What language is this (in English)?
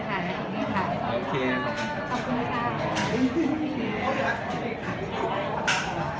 Thai